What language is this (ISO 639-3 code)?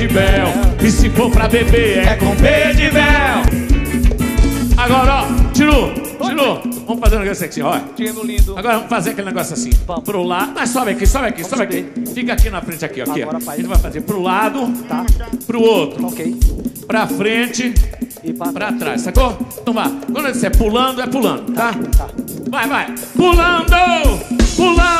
por